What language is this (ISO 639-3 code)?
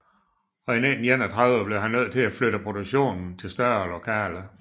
dan